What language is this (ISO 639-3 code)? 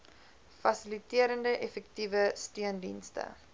afr